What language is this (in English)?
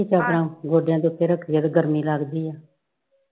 Punjabi